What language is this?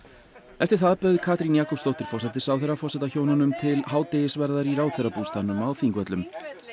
Icelandic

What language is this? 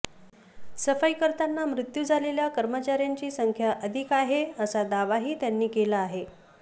Marathi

